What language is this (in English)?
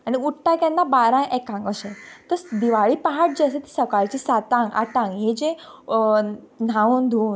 Konkani